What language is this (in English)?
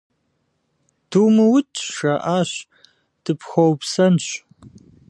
Kabardian